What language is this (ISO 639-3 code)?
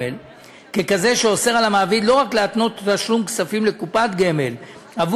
heb